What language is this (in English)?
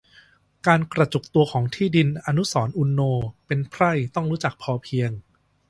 Thai